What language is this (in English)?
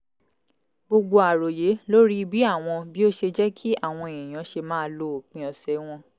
Yoruba